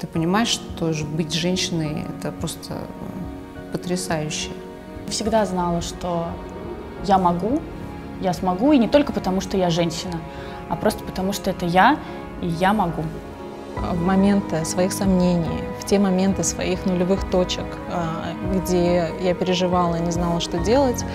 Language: Russian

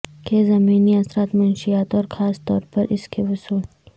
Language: Urdu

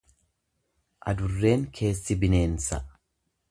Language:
Oromo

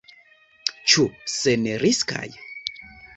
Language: Esperanto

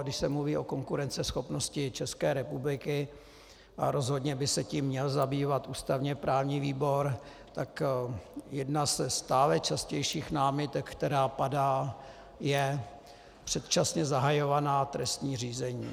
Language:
Czech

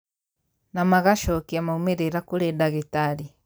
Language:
Kikuyu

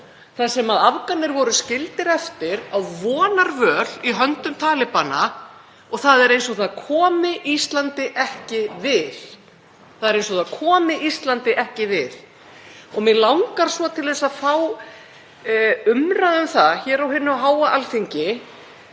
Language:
Icelandic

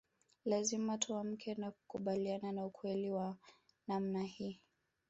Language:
Swahili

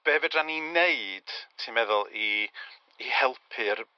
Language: Welsh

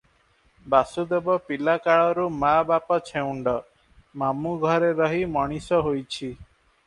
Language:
Odia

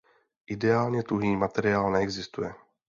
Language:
Czech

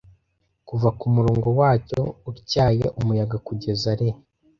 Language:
Kinyarwanda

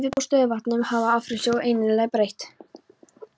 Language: Icelandic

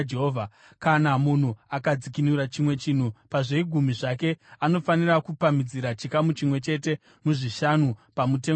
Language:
Shona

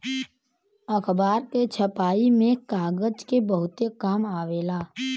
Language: Bhojpuri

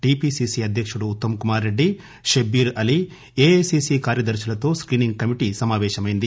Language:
Telugu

